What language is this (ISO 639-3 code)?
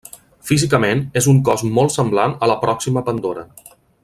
cat